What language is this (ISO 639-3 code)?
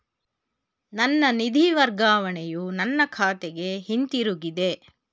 kan